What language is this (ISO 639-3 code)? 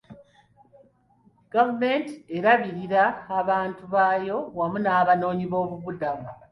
lug